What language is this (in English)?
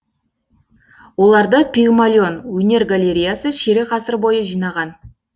Kazakh